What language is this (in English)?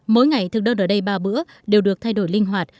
Vietnamese